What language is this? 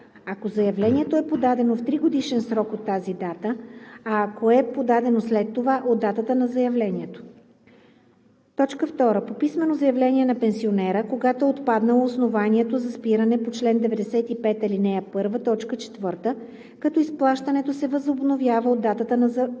Bulgarian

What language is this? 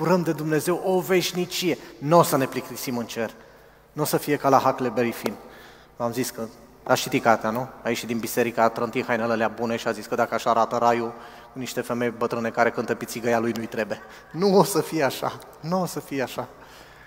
Romanian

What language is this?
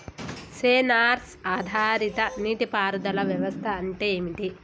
Telugu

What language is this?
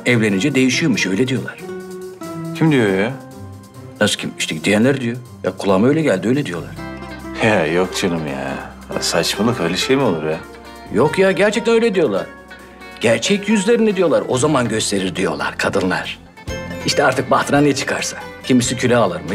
Turkish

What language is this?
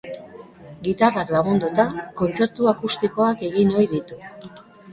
Basque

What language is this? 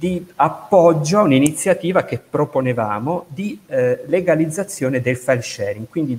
Italian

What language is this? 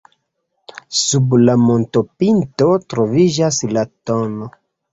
Esperanto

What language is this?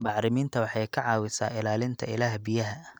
Somali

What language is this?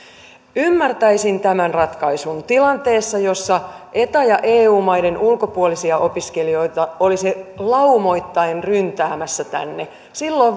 Finnish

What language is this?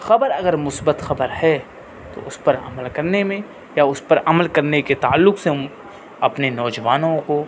Urdu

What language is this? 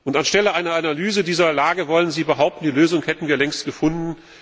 German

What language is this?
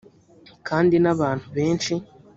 Kinyarwanda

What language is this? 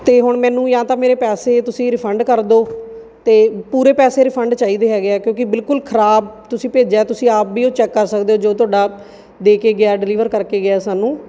Punjabi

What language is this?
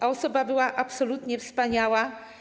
Polish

